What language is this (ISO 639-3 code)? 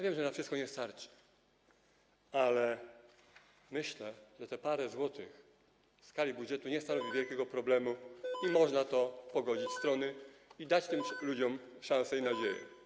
pol